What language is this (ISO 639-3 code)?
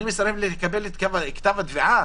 heb